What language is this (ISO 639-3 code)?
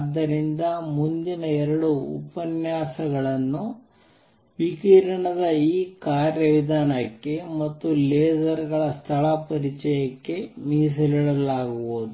kan